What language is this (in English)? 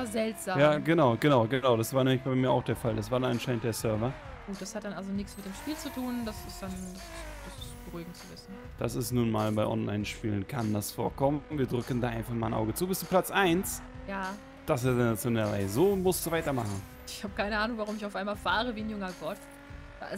German